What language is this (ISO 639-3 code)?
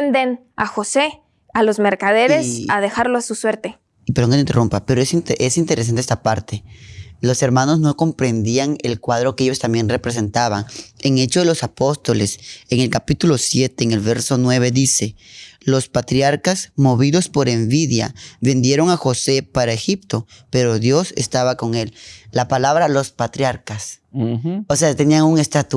spa